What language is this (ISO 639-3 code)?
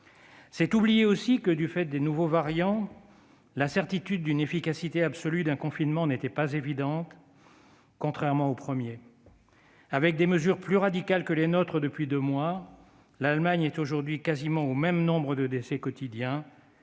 fra